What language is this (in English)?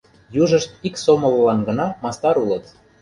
Mari